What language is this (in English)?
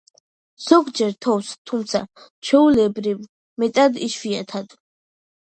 Georgian